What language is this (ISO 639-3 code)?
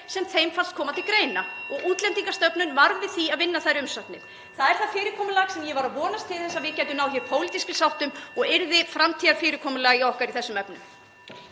isl